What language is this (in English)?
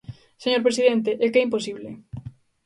Galician